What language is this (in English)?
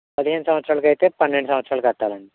Telugu